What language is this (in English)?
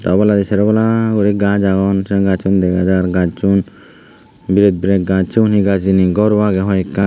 Chakma